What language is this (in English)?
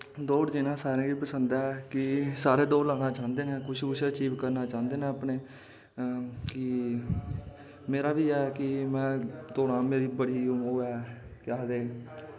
Dogri